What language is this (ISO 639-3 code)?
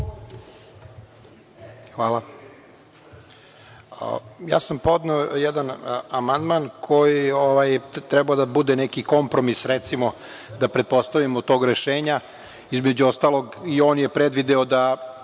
srp